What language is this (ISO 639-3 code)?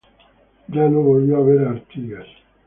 spa